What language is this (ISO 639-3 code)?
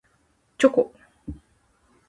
jpn